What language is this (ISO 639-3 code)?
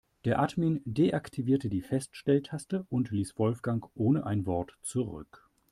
deu